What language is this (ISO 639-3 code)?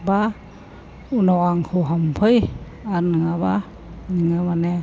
brx